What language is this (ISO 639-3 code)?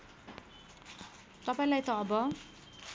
nep